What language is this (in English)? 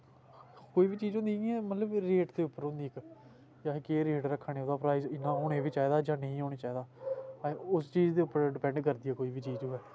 Dogri